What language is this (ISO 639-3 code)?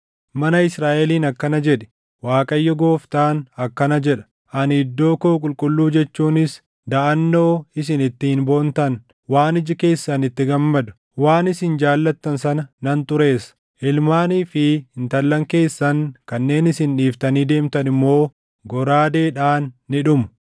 orm